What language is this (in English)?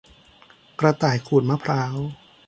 Thai